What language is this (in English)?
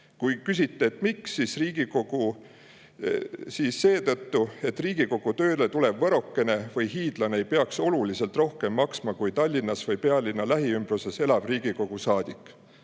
Estonian